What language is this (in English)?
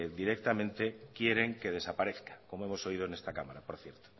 Spanish